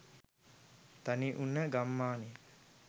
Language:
Sinhala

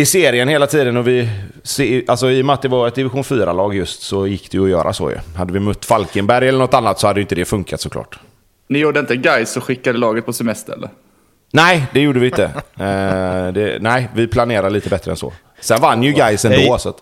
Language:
Swedish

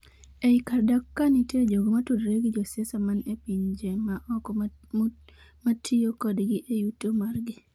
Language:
Luo (Kenya and Tanzania)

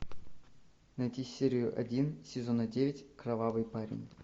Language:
Russian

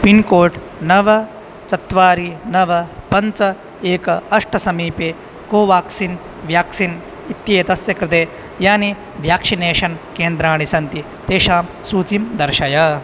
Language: Sanskrit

